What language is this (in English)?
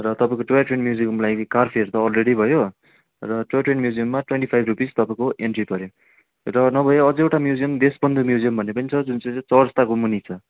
Nepali